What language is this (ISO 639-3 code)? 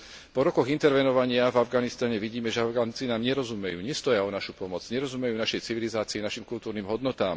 slk